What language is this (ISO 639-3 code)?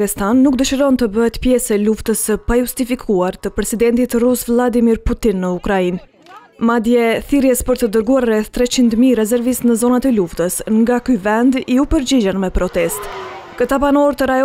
ron